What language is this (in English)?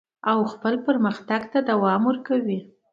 Pashto